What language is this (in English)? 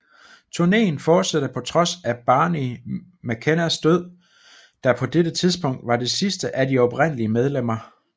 Danish